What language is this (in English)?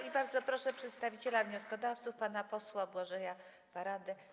Polish